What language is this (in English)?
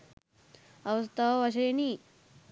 Sinhala